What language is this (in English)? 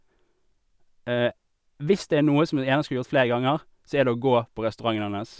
Norwegian